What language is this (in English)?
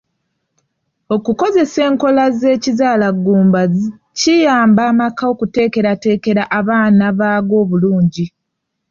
Ganda